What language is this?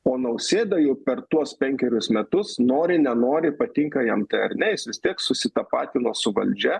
Lithuanian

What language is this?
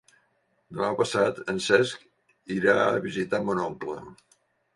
Catalan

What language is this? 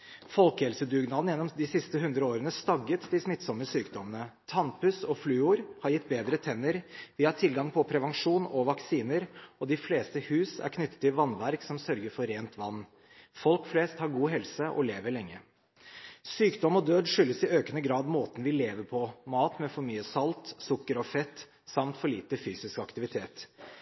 Norwegian Bokmål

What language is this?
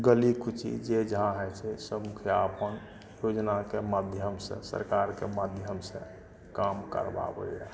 Maithili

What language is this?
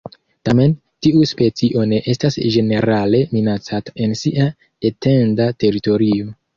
Esperanto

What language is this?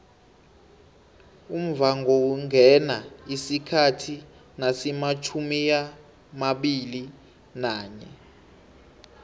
South Ndebele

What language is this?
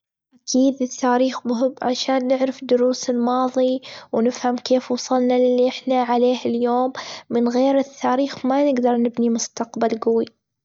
Gulf Arabic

